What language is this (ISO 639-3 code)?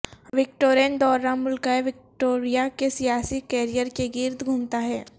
urd